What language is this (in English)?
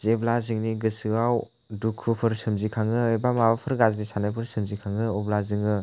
Bodo